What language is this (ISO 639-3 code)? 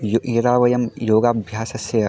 san